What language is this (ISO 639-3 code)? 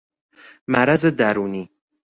fas